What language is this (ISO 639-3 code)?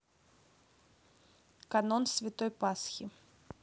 rus